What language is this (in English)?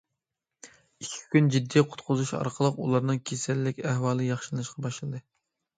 Uyghur